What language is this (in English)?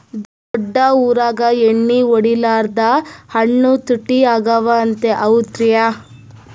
Kannada